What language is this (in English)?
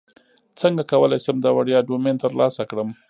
Pashto